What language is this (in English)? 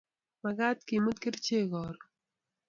Kalenjin